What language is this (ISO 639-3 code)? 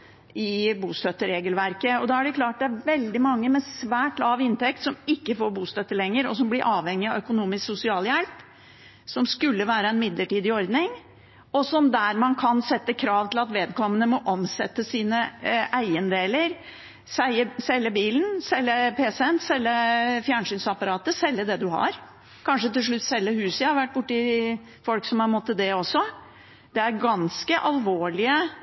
nob